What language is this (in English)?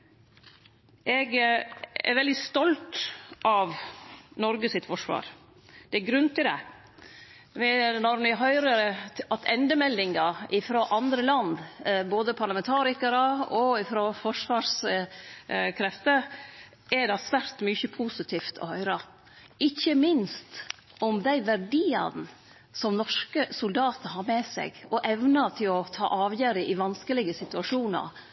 Norwegian Nynorsk